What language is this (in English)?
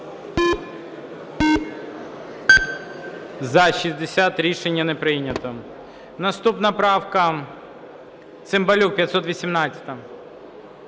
Ukrainian